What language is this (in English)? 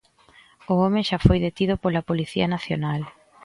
Galician